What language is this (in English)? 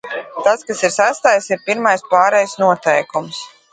Latvian